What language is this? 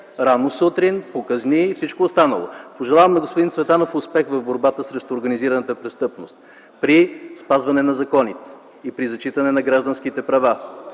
Bulgarian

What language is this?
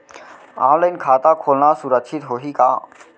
Chhattisgarhi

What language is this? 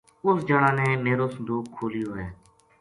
Gujari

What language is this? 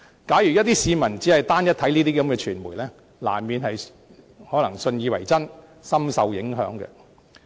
Cantonese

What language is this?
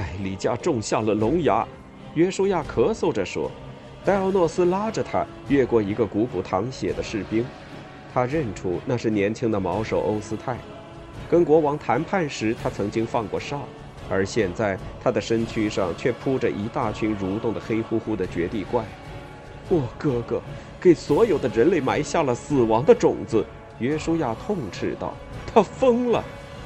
Chinese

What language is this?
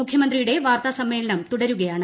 Malayalam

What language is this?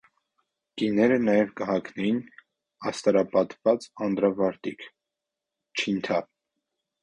Armenian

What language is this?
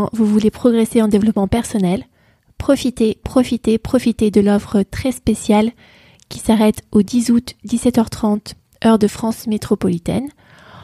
French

